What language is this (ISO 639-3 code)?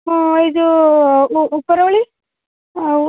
ori